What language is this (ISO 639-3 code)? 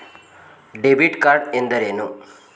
kan